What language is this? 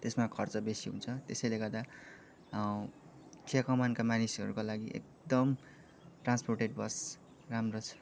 Nepali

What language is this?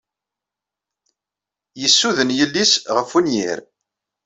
Kabyle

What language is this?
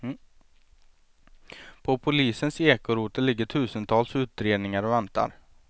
Swedish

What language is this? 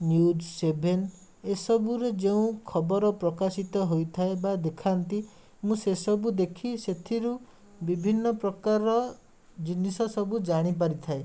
Odia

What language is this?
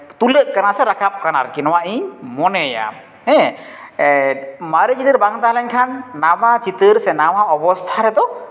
Santali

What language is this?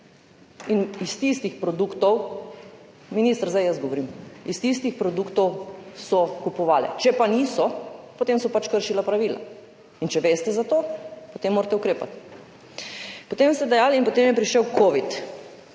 Slovenian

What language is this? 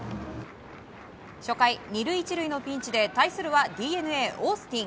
Japanese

